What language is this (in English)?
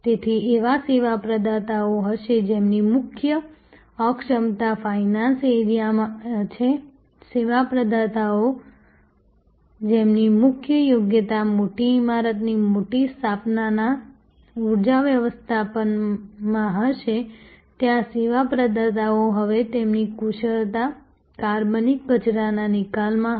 Gujarati